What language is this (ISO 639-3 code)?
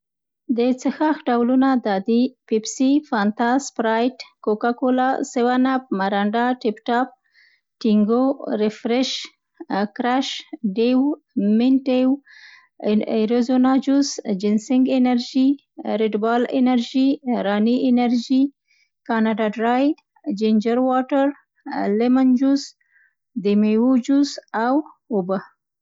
pst